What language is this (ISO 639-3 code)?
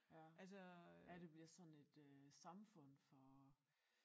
dan